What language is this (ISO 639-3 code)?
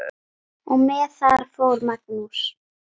isl